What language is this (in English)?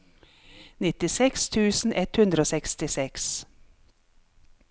Norwegian